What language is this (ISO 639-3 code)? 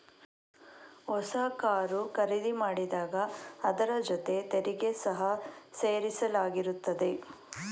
kan